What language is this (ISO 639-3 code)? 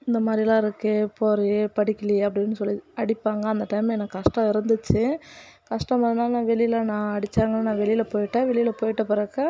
tam